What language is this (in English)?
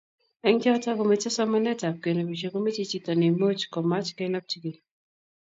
Kalenjin